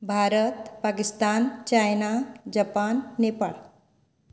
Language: Konkani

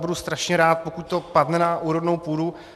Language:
Czech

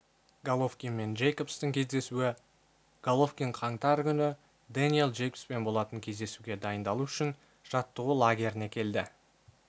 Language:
Kazakh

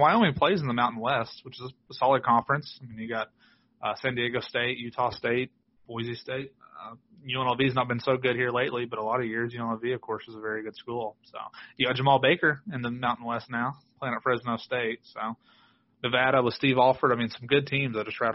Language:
English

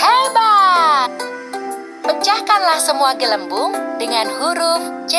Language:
Indonesian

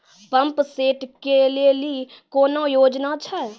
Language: Maithili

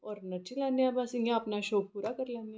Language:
Dogri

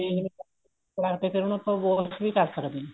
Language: Punjabi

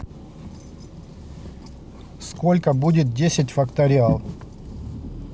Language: Russian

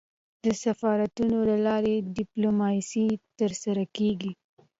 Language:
Pashto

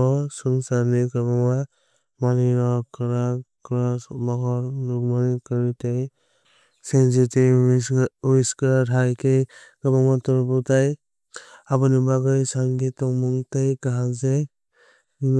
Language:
Kok Borok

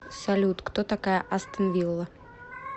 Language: Russian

